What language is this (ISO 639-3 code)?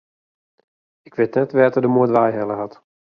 fry